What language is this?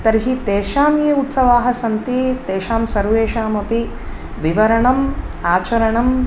Sanskrit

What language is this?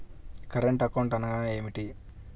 Telugu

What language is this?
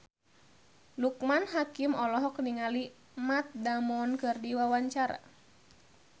Sundanese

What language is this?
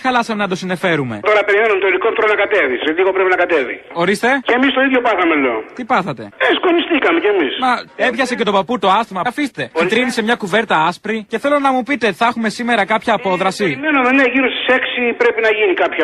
Greek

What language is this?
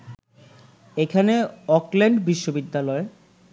Bangla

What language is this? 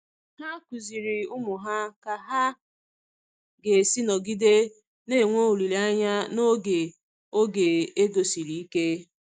Igbo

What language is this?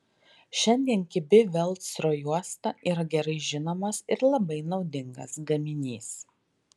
Lithuanian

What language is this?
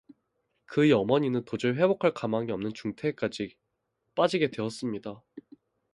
Korean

